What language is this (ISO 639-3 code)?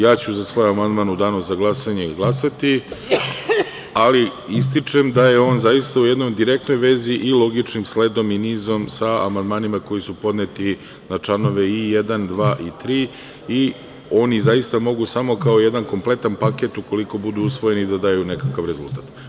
srp